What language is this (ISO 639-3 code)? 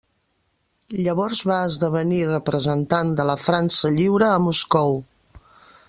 cat